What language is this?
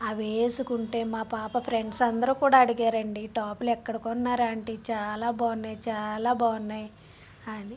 Telugu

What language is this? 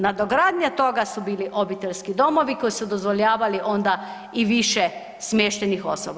Croatian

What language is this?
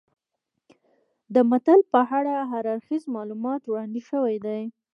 Pashto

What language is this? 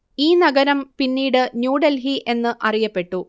Malayalam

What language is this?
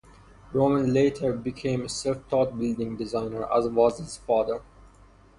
English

